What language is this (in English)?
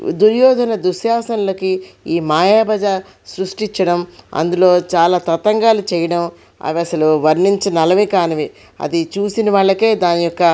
Telugu